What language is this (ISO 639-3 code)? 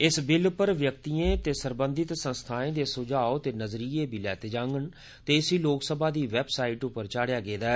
doi